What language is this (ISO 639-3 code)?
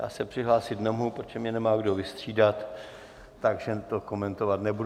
ces